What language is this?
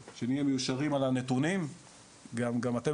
Hebrew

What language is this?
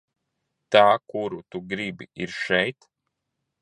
Latvian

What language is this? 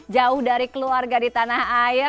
Indonesian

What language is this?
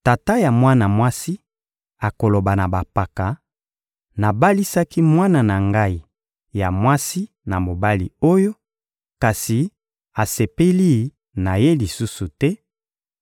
Lingala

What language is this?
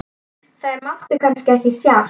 Icelandic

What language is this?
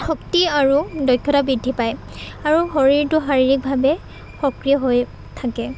Assamese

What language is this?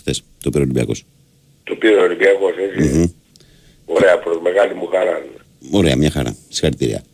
Greek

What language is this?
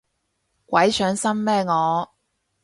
Cantonese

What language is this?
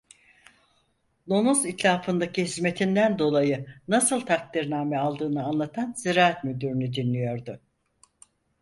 Turkish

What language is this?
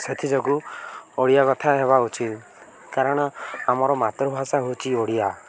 Odia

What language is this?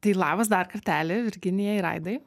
Lithuanian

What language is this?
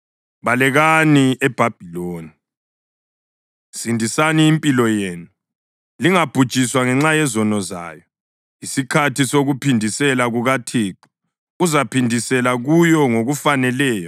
North Ndebele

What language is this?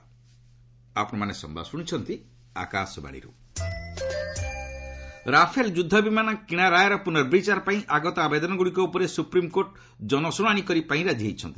Odia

